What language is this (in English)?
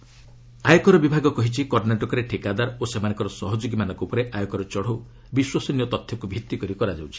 Odia